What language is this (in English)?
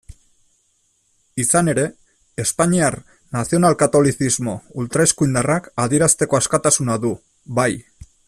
Basque